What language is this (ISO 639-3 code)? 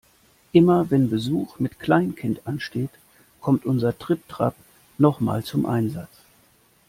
deu